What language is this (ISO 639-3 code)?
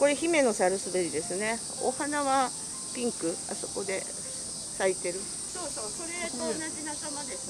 jpn